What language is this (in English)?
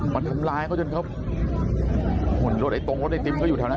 Thai